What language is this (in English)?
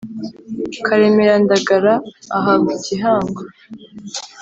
Kinyarwanda